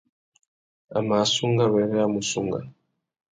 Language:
Tuki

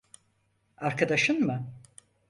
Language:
Turkish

